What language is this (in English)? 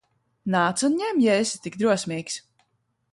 Latvian